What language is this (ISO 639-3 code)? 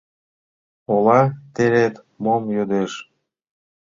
chm